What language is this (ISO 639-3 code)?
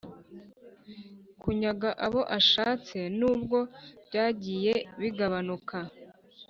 kin